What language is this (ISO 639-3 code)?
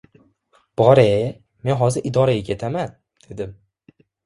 uzb